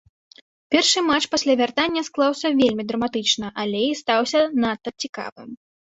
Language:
Belarusian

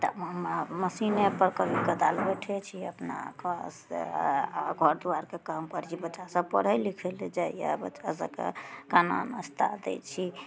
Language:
Maithili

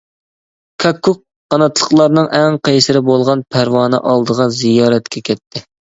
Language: Uyghur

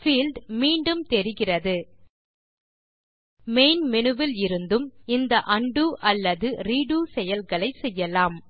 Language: Tamil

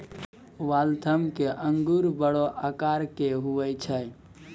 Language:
Maithili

